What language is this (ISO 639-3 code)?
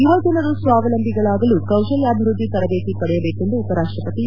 kan